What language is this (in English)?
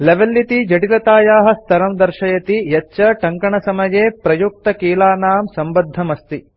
Sanskrit